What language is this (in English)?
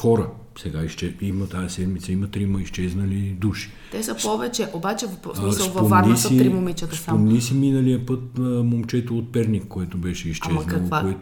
Bulgarian